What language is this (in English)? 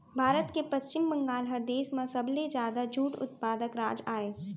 Chhattisgarhi